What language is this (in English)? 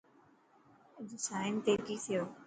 Dhatki